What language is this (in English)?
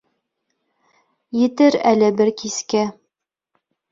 Bashkir